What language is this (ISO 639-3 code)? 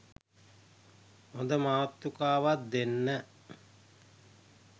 sin